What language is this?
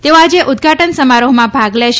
Gujarati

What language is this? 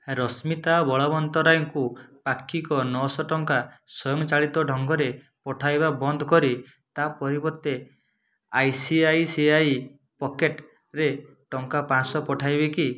Odia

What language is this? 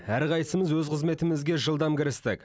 Kazakh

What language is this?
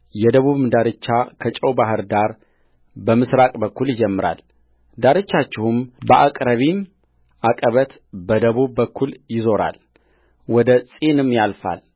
Amharic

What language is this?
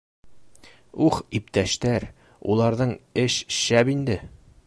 Bashkir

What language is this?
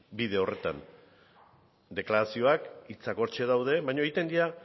Basque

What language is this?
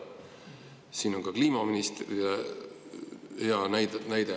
Estonian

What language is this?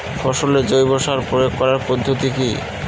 Bangla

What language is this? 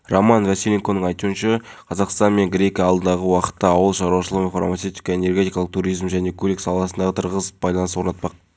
Kazakh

